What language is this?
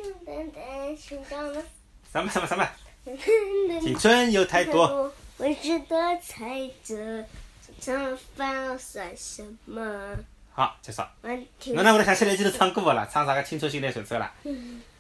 Chinese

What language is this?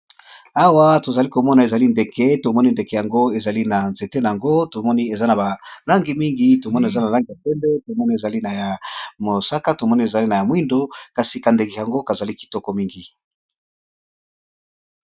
Lingala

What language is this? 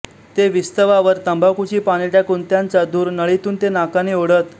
Marathi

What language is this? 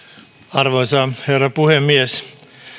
Finnish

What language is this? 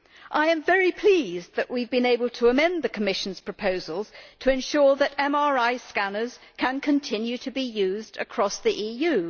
English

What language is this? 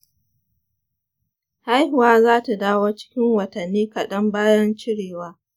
Hausa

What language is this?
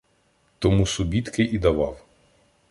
Ukrainian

